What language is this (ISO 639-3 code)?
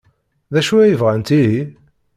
kab